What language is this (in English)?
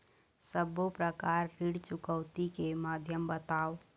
Chhattisgarhi